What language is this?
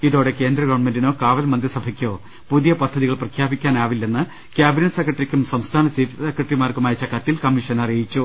Malayalam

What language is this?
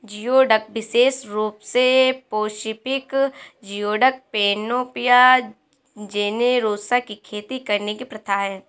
Hindi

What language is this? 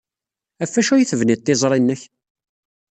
Kabyle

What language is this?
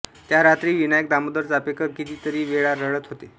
Marathi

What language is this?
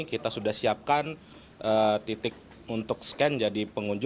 Indonesian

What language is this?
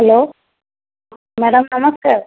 Odia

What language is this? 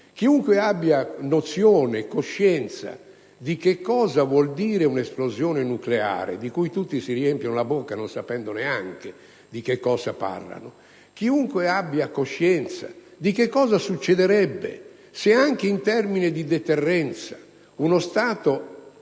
Italian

